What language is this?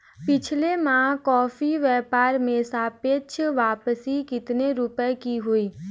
Hindi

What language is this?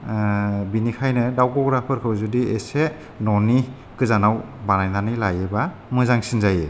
Bodo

